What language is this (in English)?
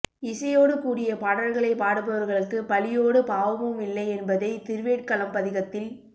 Tamil